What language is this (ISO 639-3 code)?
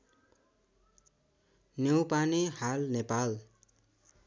nep